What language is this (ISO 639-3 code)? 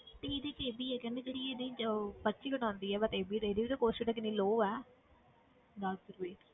pan